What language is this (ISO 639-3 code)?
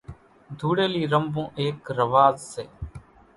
gjk